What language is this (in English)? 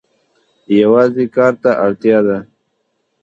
Pashto